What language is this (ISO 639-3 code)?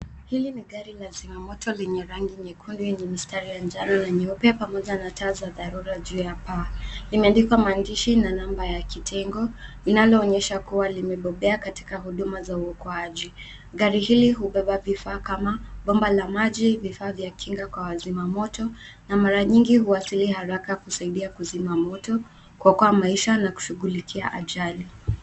swa